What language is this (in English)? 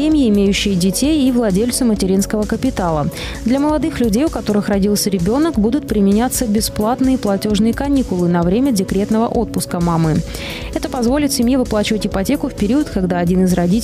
Russian